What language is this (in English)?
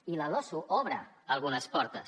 Catalan